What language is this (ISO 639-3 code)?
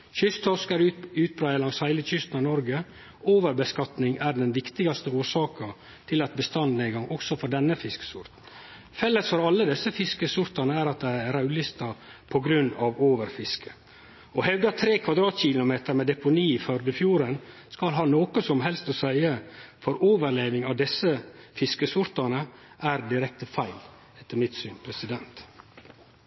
nno